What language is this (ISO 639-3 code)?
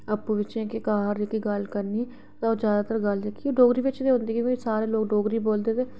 doi